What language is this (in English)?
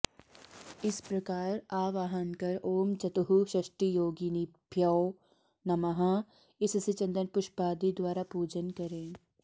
Sanskrit